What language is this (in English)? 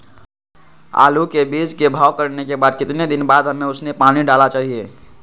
Magahi